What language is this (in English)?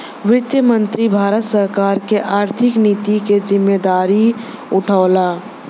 Bhojpuri